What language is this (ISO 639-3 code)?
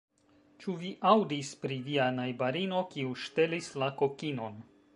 epo